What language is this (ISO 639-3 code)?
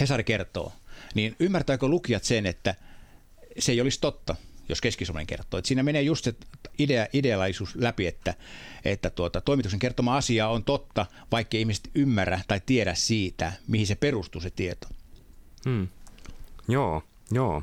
fin